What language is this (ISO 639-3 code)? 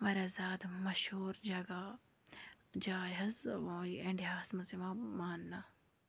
kas